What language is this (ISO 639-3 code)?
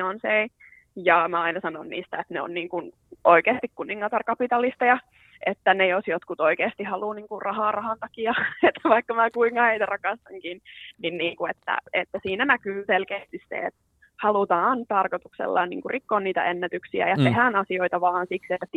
fin